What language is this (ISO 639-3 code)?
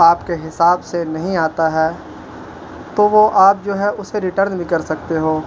urd